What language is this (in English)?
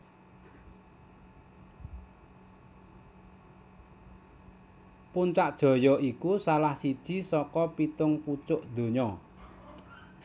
Javanese